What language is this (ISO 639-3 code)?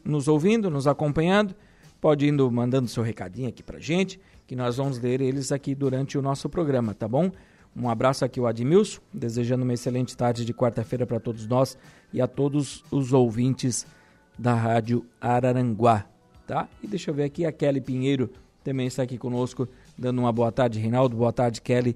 por